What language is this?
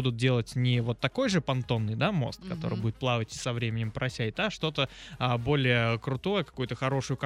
Russian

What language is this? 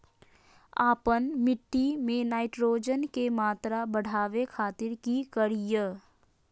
Magahi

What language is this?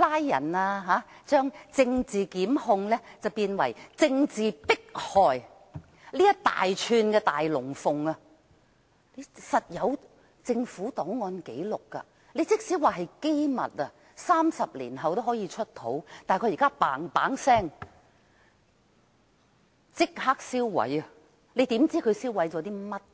Cantonese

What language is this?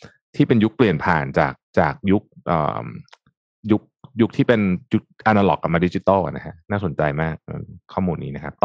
Thai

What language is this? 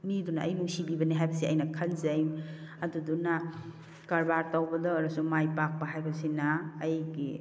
Manipuri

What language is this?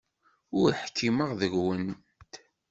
Kabyle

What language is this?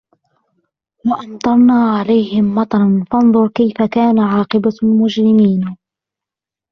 Arabic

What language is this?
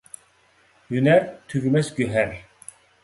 Uyghur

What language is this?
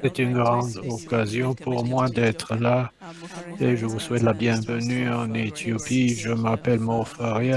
French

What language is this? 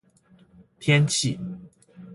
Chinese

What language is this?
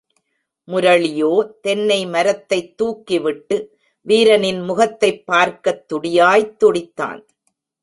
Tamil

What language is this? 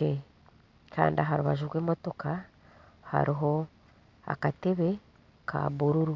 Nyankole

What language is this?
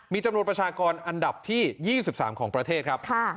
Thai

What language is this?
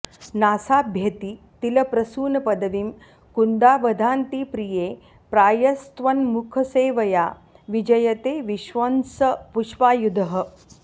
Sanskrit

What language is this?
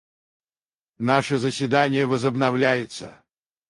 Russian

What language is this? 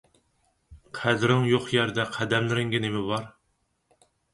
Uyghur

